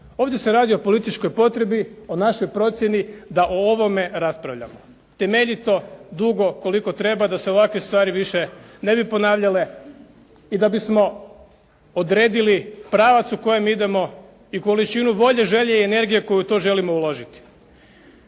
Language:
Croatian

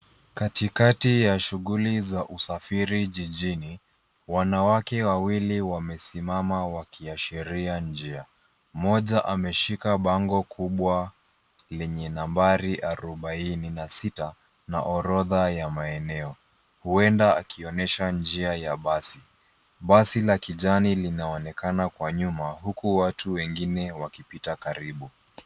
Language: Swahili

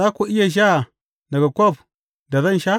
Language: Hausa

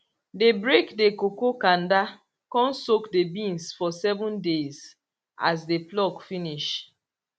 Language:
Nigerian Pidgin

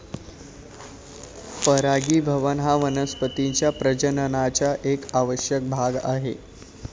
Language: Marathi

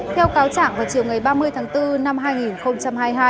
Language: Vietnamese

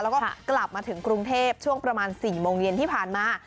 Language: Thai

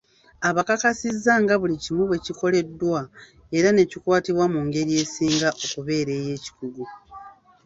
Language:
Ganda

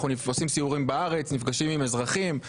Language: Hebrew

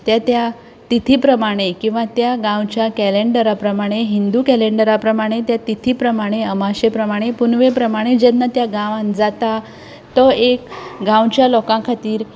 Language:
Konkani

